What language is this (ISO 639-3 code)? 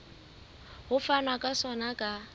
sot